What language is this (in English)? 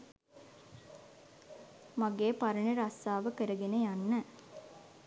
Sinhala